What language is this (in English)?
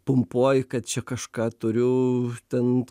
Lithuanian